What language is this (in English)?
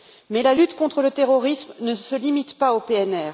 French